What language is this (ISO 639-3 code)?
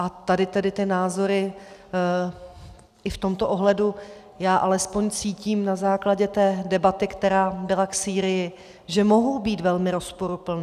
ces